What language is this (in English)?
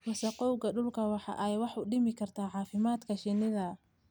Somali